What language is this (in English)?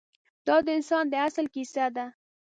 Pashto